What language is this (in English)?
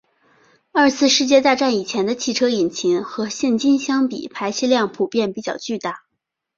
Chinese